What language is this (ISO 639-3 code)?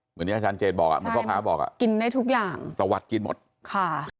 tha